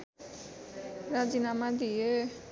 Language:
Nepali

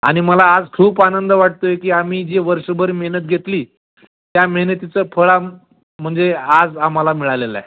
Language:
Marathi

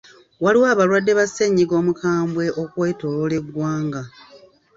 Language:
Ganda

